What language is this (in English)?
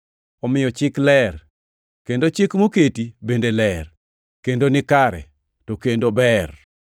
Luo (Kenya and Tanzania)